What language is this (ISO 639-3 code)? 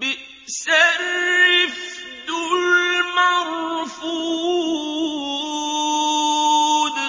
ara